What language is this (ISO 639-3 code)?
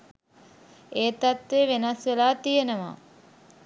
sin